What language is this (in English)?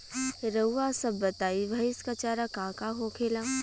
Bhojpuri